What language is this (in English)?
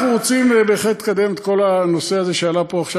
Hebrew